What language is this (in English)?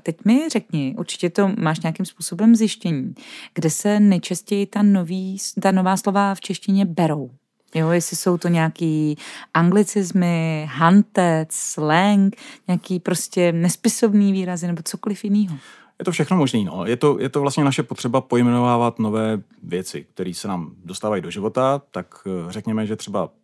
Czech